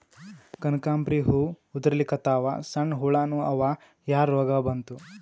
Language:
Kannada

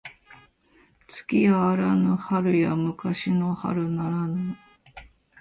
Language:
Japanese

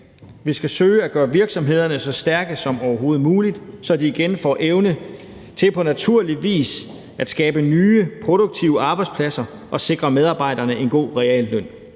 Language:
Danish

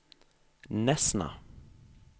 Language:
Norwegian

